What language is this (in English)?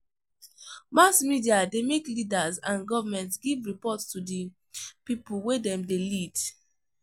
Nigerian Pidgin